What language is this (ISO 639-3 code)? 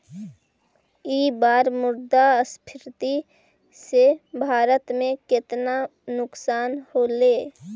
mag